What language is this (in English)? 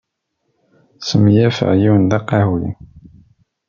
Kabyle